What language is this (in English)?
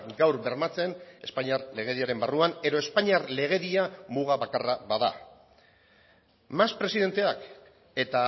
Basque